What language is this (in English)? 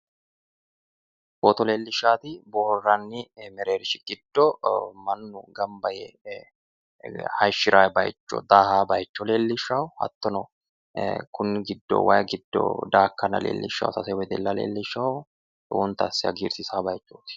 Sidamo